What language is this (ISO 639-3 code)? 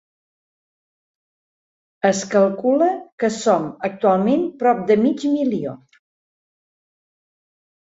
cat